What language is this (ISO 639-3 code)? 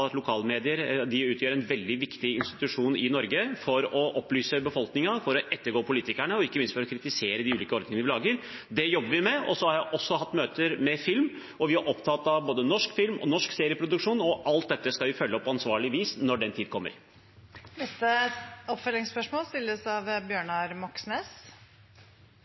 nor